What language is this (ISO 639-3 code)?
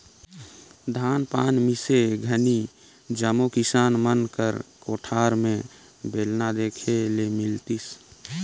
hne